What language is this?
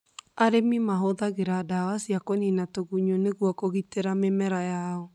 Kikuyu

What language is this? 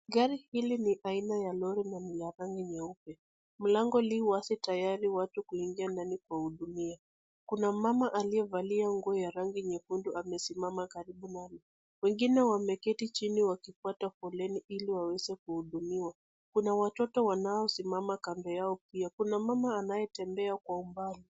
Swahili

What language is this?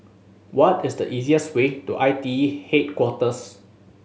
English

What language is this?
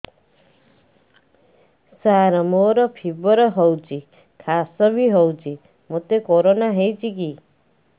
Odia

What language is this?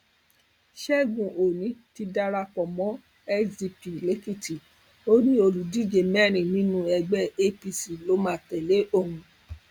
Yoruba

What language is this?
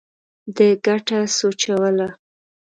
Pashto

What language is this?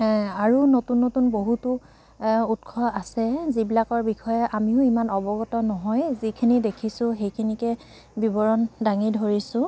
Assamese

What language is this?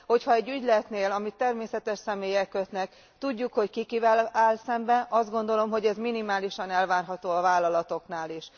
Hungarian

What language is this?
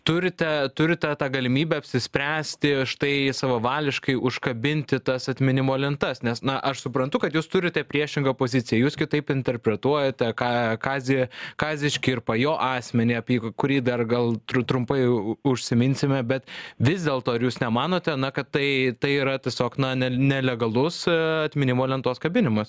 Lithuanian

